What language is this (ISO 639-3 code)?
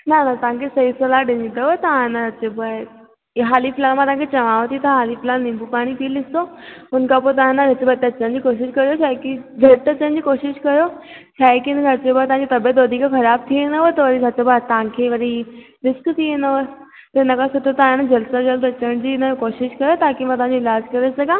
snd